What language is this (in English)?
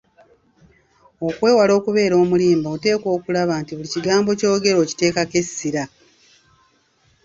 Ganda